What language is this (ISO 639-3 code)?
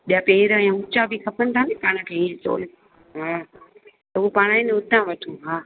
snd